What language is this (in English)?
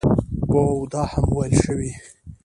Pashto